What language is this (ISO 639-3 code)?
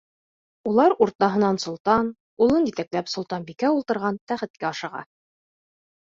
bak